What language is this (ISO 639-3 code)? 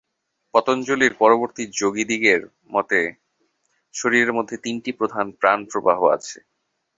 ben